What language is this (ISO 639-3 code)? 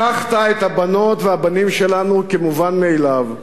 heb